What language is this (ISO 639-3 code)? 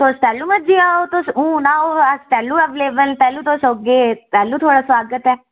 doi